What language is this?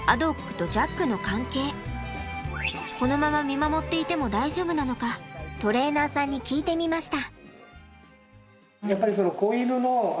Japanese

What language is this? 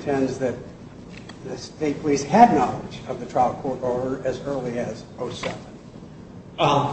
English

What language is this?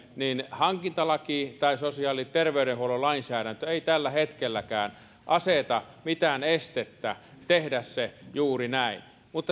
Finnish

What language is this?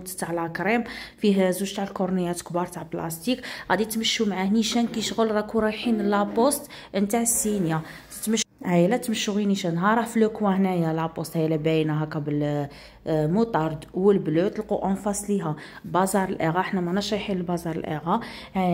Arabic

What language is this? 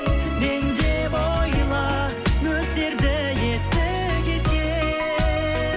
Kazakh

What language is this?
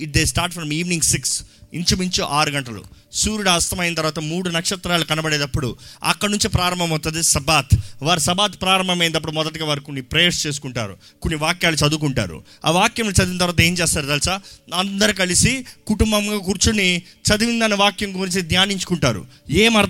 Telugu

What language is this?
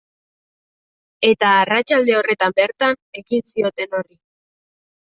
Basque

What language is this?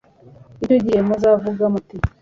Kinyarwanda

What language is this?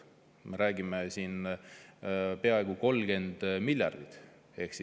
Estonian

